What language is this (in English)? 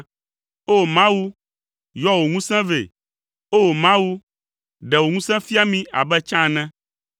Ewe